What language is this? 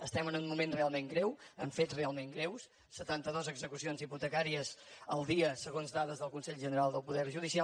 Catalan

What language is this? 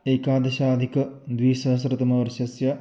Sanskrit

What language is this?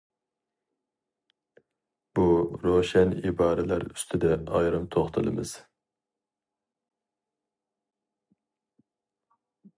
Uyghur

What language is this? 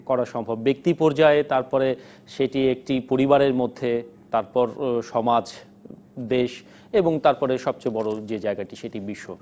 Bangla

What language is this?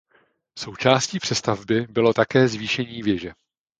Czech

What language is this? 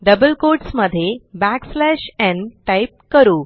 Marathi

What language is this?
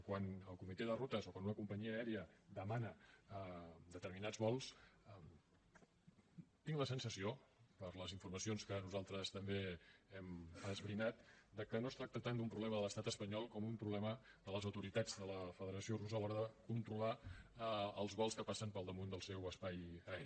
Catalan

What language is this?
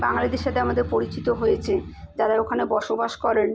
Bangla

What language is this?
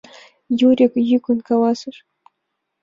Mari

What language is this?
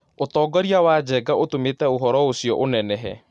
Kikuyu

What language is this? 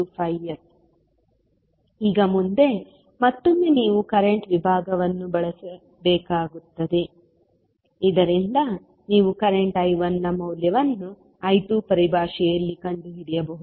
Kannada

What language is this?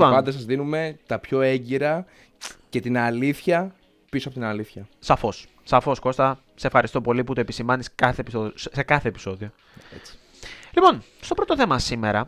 Greek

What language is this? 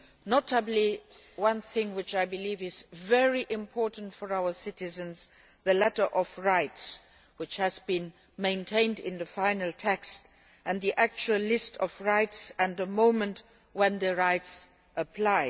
English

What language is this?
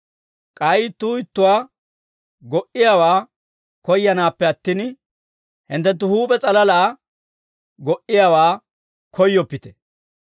Dawro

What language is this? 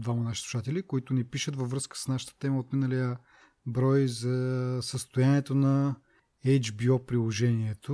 Bulgarian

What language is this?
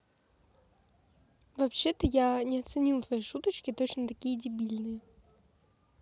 Russian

